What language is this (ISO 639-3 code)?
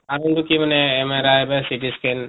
asm